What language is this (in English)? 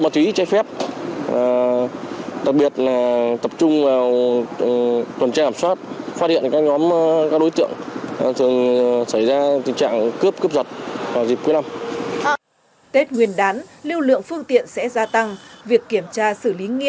Vietnamese